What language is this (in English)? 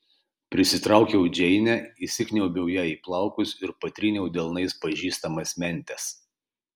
Lithuanian